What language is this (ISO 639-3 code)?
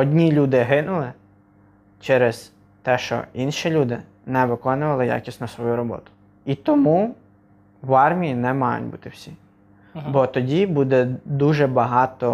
ukr